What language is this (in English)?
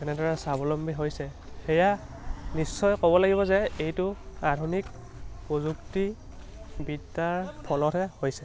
Assamese